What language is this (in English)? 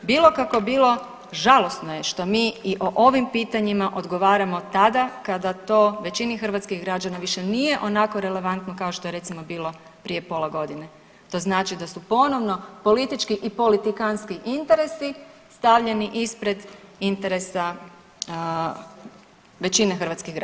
Croatian